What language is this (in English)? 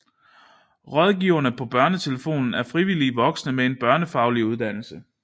Danish